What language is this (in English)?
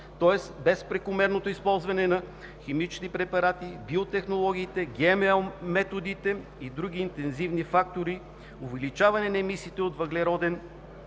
Bulgarian